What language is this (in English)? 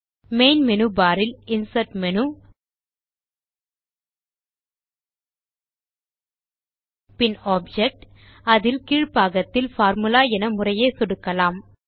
Tamil